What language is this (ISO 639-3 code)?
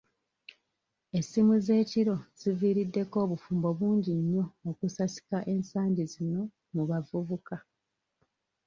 lug